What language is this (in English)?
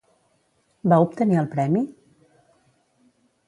Catalan